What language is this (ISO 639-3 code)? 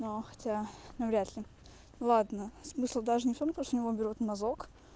rus